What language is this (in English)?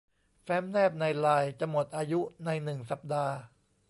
Thai